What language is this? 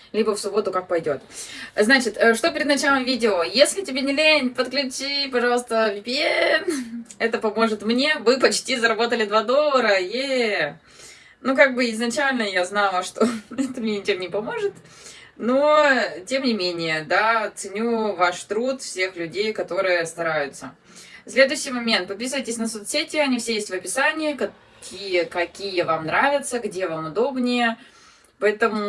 Russian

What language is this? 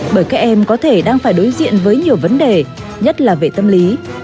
Vietnamese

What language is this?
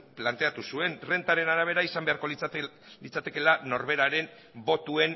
Basque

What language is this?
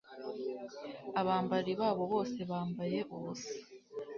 Kinyarwanda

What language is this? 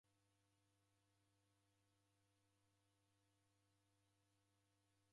Taita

